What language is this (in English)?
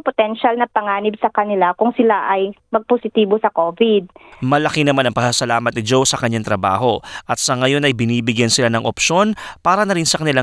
Filipino